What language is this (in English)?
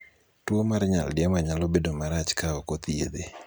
Luo (Kenya and Tanzania)